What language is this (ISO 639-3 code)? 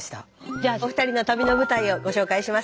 jpn